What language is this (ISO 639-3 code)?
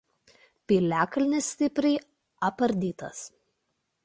lit